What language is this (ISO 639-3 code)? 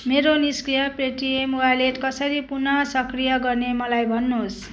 nep